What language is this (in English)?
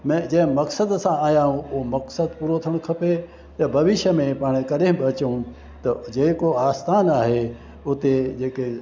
Sindhi